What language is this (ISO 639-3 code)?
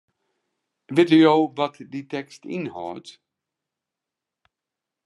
fry